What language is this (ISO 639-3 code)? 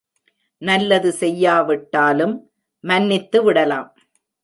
tam